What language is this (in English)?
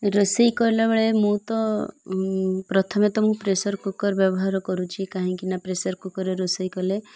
Odia